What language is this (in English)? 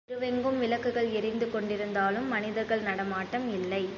Tamil